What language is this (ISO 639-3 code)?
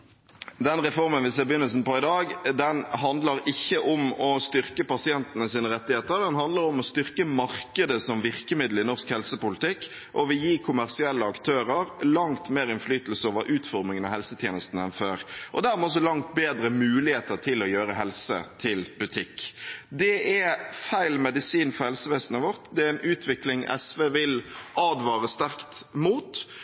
nor